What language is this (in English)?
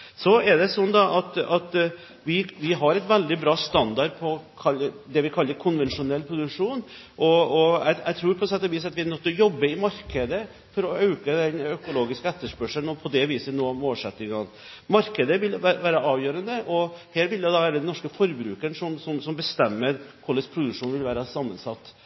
Norwegian Bokmål